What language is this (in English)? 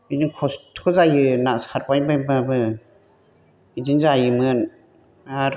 Bodo